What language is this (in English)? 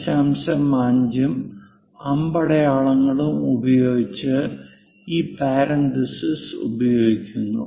Malayalam